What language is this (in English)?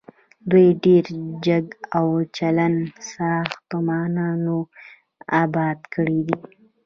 Pashto